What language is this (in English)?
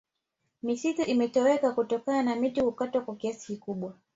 Swahili